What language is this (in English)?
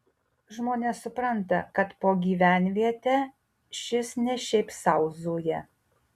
Lithuanian